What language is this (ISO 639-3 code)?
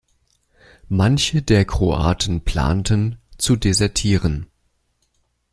deu